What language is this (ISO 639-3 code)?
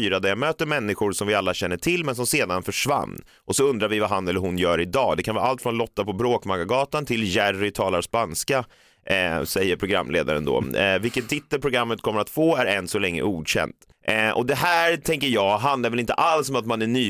swe